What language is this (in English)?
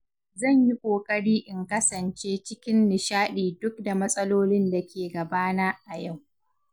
Hausa